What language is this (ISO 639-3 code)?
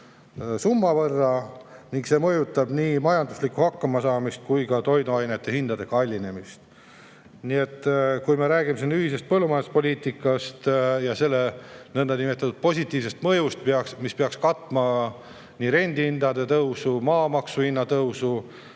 est